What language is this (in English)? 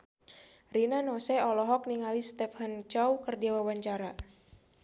Sundanese